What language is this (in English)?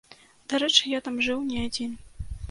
Belarusian